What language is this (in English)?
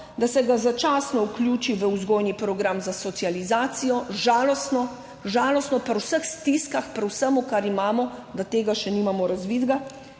Slovenian